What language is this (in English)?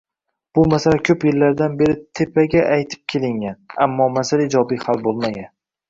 Uzbek